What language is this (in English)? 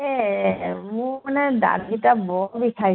Assamese